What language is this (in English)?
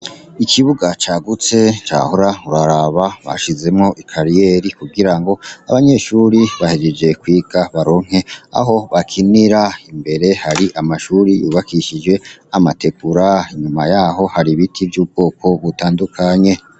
Rundi